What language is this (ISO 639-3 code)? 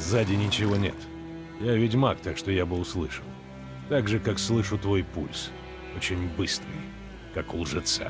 rus